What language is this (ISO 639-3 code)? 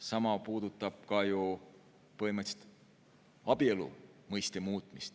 est